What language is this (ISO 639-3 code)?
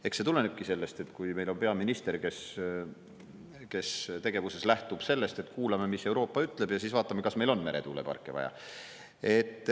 est